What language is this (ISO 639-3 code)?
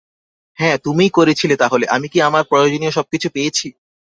ben